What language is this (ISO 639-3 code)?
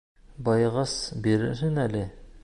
bak